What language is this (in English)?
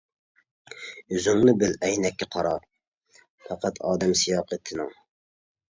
Uyghur